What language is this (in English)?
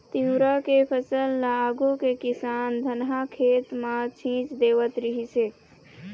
Chhattisgarhi